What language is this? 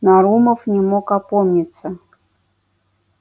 Russian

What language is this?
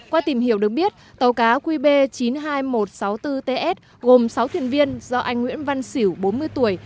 Vietnamese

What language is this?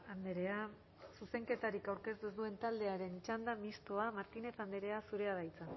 Basque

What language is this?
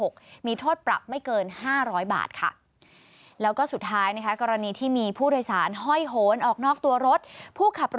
Thai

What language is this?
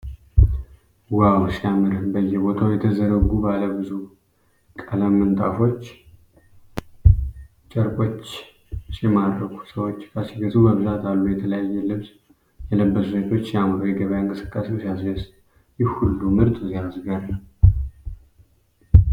Amharic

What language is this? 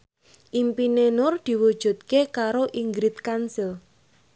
Javanese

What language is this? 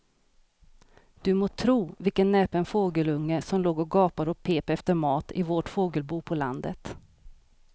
Swedish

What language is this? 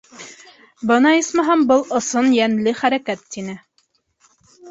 Bashkir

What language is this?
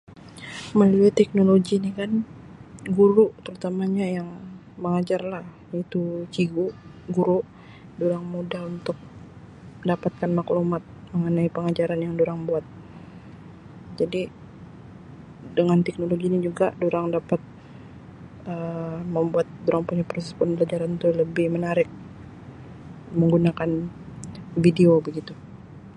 Sabah Malay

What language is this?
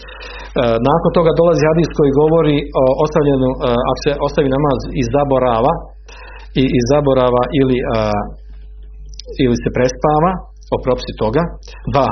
Croatian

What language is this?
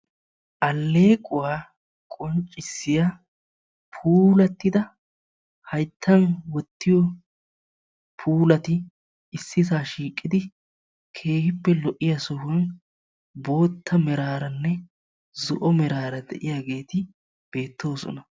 Wolaytta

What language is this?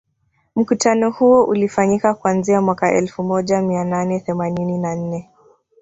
Swahili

